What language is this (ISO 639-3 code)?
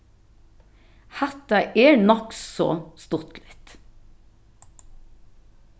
fao